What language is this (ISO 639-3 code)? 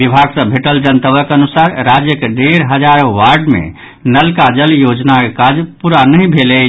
mai